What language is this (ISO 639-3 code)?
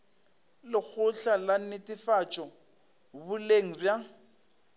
nso